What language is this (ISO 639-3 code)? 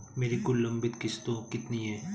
hin